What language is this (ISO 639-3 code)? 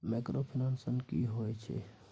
mai